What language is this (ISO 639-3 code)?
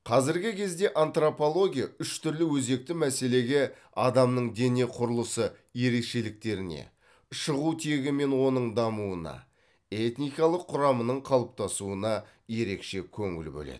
kaz